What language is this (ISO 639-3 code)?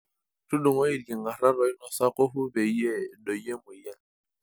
mas